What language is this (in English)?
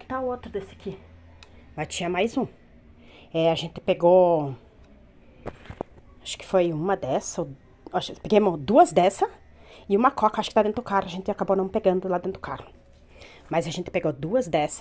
Portuguese